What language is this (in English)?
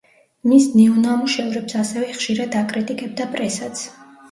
Georgian